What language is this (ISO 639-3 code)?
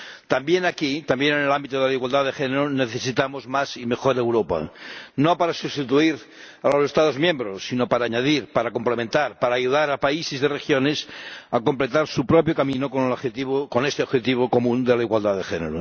spa